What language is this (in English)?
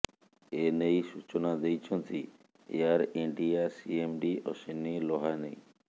Odia